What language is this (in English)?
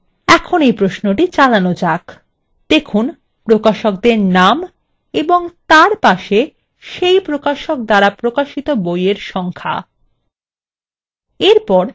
Bangla